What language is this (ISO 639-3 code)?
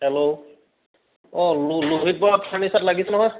asm